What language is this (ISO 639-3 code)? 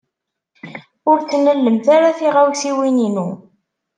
kab